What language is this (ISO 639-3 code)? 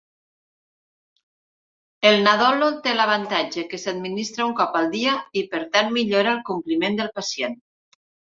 cat